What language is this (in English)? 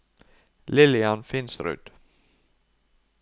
Norwegian